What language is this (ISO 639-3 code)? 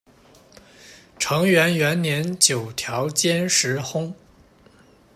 zho